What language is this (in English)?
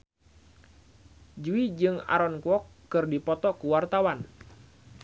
Sundanese